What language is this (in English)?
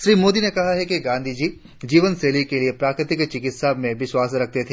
Hindi